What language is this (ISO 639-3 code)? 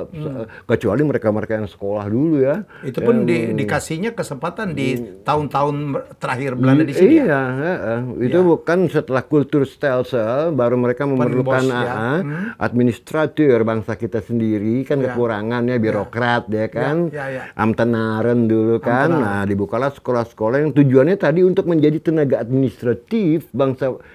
ind